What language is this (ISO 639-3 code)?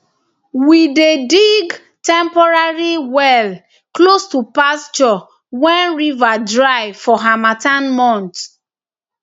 pcm